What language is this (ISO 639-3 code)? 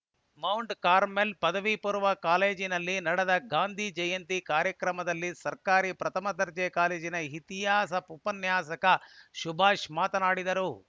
kan